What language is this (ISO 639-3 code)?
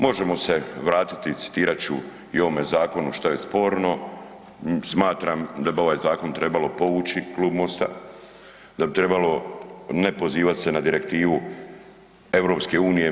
hrv